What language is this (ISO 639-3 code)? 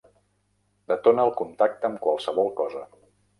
cat